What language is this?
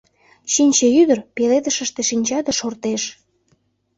Mari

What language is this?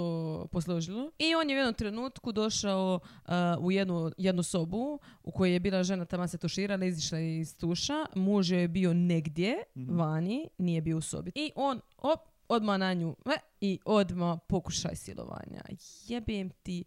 Croatian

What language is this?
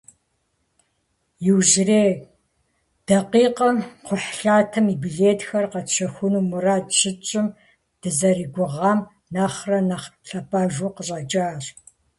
Kabardian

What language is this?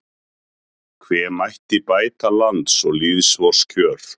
Icelandic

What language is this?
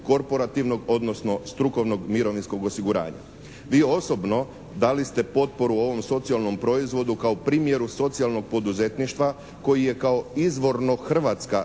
Croatian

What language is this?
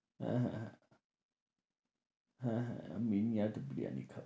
Bangla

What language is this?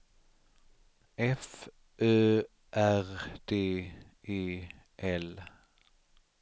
Swedish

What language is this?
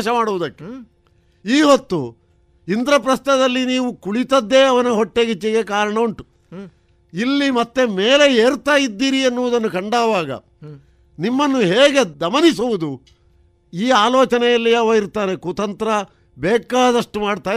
Kannada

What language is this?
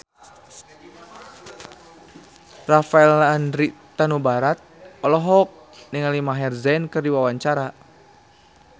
Sundanese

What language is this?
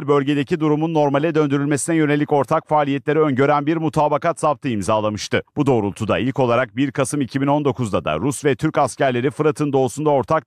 Turkish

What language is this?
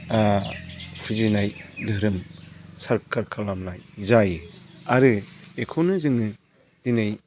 Bodo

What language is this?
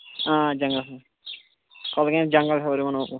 Kashmiri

